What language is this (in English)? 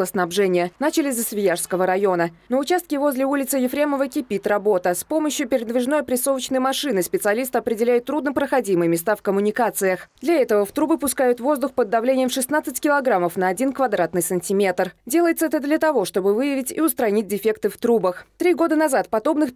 Russian